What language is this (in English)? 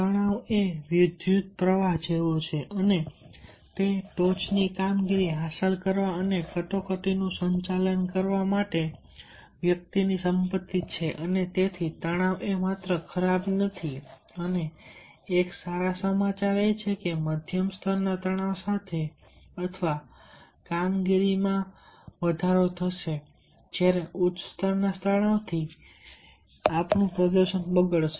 Gujarati